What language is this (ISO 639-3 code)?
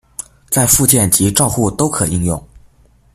zho